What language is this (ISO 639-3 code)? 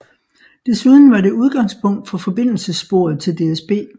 dan